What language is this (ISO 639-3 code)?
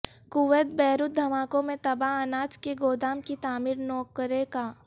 urd